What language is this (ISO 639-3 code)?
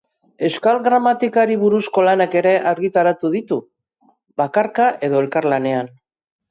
eus